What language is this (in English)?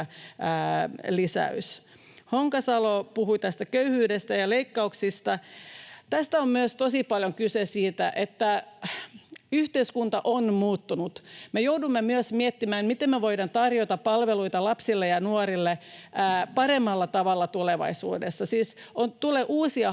Finnish